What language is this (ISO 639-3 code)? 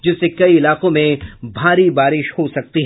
hin